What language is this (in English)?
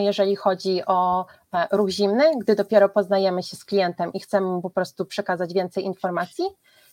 Polish